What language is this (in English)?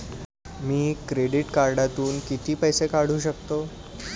Marathi